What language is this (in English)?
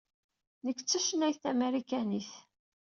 Kabyle